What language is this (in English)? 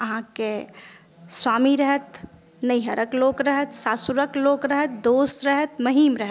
Maithili